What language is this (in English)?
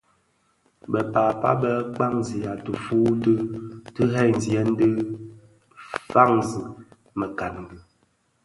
Bafia